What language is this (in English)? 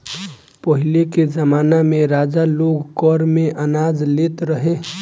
Bhojpuri